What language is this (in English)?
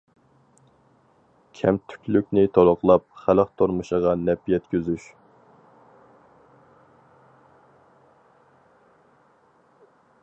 Uyghur